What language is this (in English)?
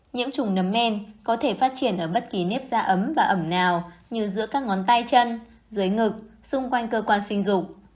Vietnamese